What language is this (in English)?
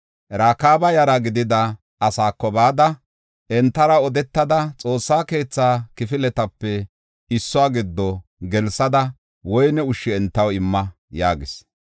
Gofa